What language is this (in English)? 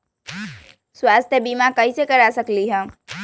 Magahi